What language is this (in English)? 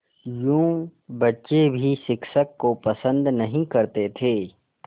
Hindi